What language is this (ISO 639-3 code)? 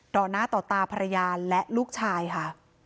tha